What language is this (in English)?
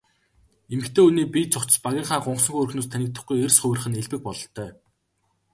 Mongolian